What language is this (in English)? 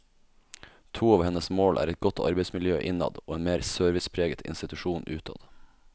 Norwegian